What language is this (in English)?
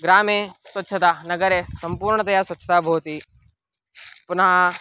Sanskrit